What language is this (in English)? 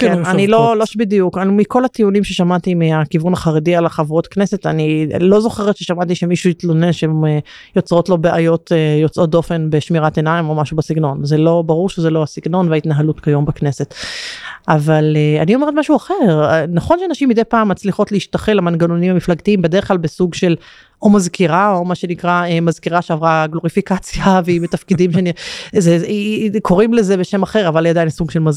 Hebrew